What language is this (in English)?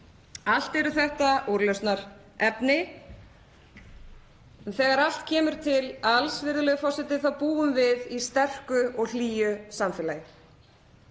Icelandic